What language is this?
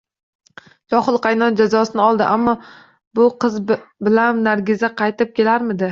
Uzbek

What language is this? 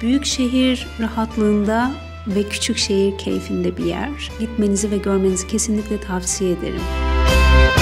Turkish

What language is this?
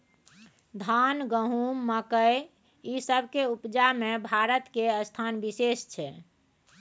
Maithili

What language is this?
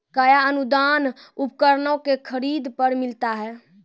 Maithili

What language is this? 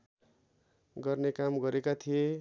Nepali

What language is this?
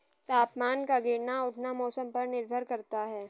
Hindi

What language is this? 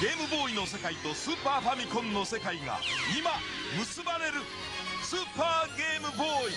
Japanese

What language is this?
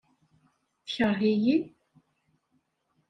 Kabyle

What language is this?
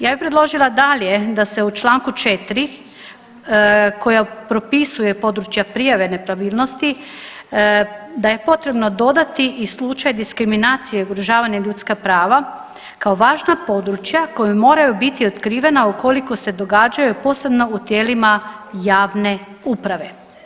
Croatian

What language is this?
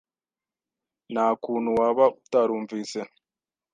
Kinyarwanda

